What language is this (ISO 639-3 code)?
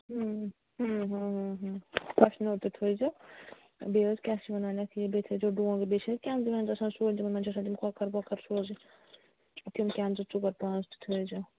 kas